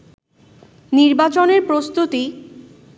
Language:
Bangla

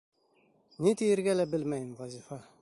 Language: Bashkir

